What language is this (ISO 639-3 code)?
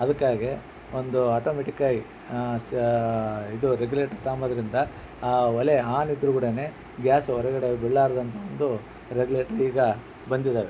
kan